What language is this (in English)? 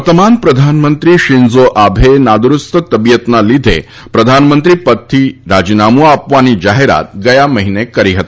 Gujarati